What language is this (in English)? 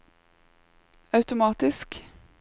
Norwegian